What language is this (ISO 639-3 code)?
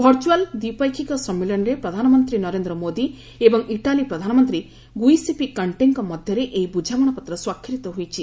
ori